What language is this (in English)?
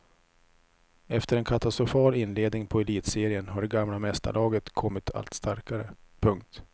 Swedish